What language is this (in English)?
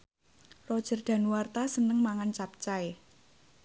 Javanese